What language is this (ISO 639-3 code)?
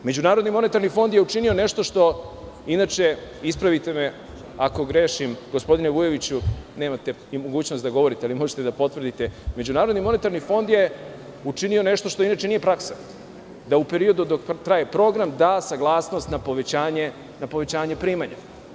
srp